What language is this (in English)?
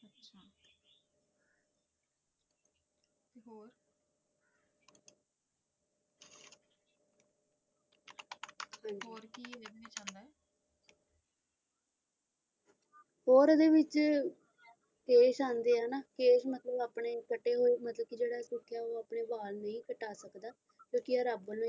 Punjabi